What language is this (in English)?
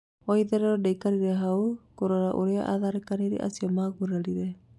Kikuyu